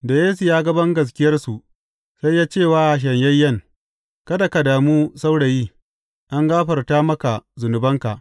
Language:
Hausa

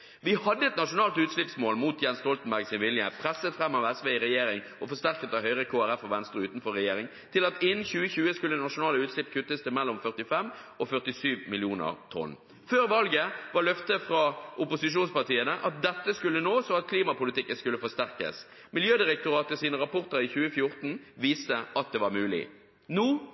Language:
Norwegian Bokmål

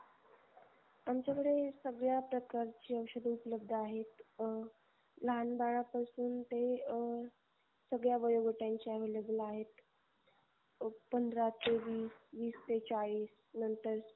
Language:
Marathi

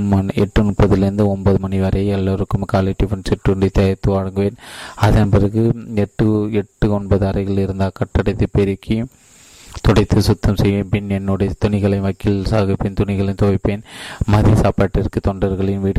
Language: Tamil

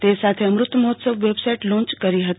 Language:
Gujarati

